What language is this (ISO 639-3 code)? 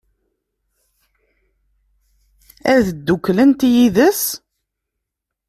kab